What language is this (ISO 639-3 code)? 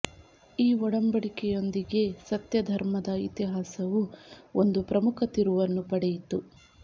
kan